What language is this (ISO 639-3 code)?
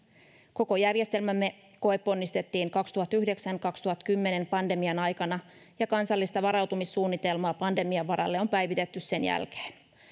fin